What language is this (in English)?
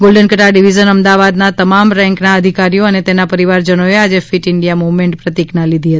Gujarati